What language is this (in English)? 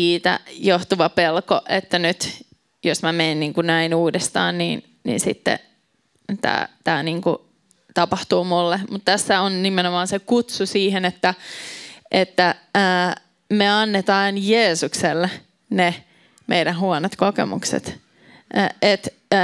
Finnish